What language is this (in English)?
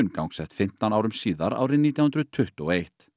Icelandic